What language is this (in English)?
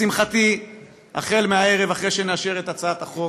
Hebrew